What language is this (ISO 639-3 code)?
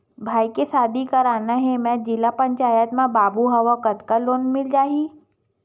hne